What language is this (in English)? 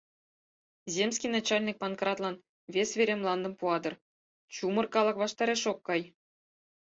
Mari